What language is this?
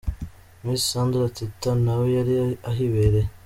Kinyarwanda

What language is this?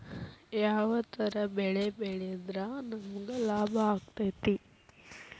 Kannada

